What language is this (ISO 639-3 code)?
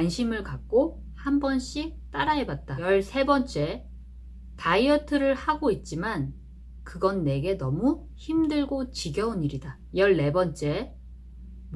kor